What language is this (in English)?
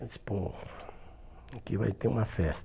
Portuguese